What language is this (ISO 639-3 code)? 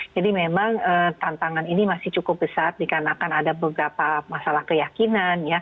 ind